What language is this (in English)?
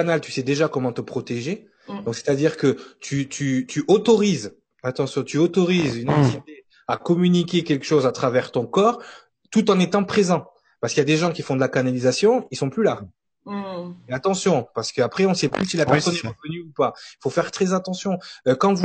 French